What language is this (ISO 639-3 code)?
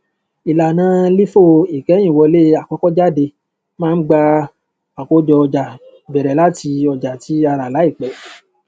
yor